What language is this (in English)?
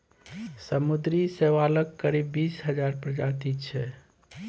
Maithili